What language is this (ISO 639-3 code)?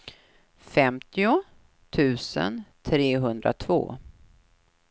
swe